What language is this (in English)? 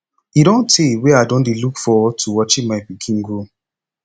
Nigerian Pidgin